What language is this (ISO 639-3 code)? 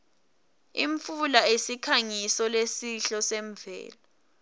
ssw